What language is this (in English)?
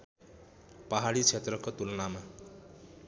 Nepali